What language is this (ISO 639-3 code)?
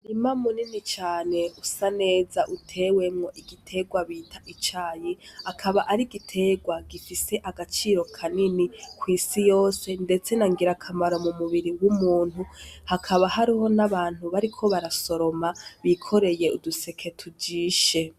run